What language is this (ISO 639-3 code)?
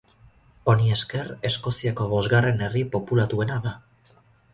eus